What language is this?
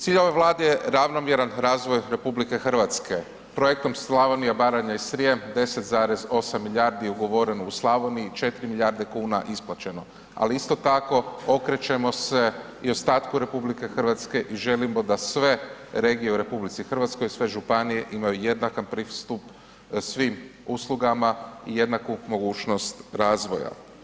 Croatian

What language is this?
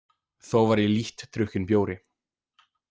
Icelandic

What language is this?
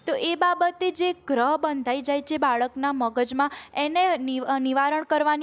Gujarati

